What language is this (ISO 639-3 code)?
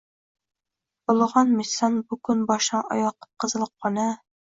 uzb